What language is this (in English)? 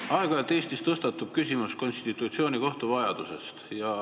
Estonian